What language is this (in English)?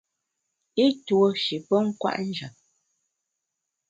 Bamun